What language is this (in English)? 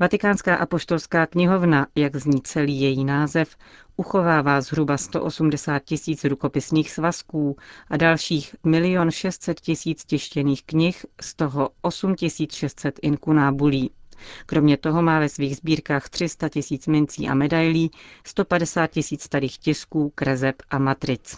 Czech